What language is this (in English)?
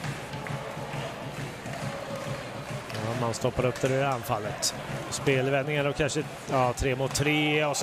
Swedish